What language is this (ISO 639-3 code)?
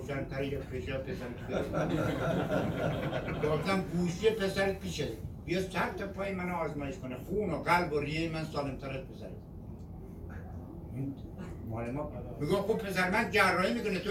fas